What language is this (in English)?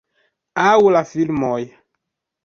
Esperanto